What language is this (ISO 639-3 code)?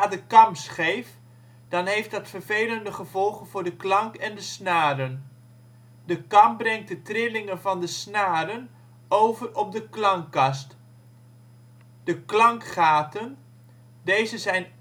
nld